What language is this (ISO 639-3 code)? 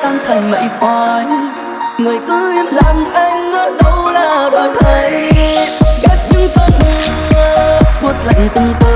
vie